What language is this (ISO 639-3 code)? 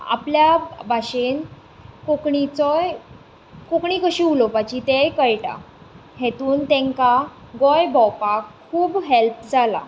kok